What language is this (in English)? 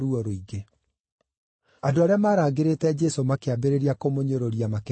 Kikuyu